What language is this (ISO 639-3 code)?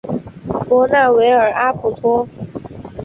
zho